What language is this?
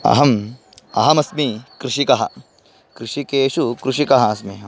Sanskrit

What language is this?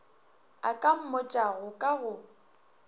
Northern Sotho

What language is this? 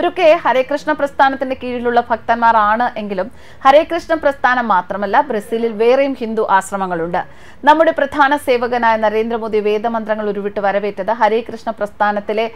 Malayalam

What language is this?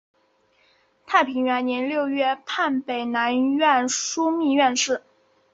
Chinese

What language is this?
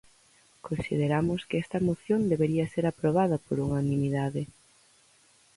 Galician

